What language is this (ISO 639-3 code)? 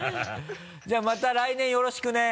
jpn